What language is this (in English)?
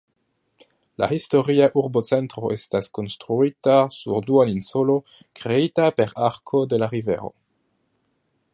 Esperanto